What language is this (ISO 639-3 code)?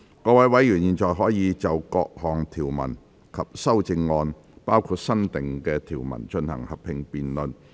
yue